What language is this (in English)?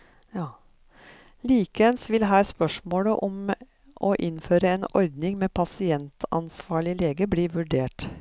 Norwegian